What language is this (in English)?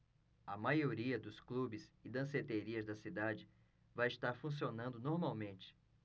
Portuguese